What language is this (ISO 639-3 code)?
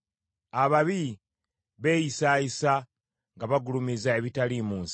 lug